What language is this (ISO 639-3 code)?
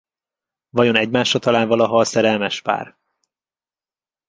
hun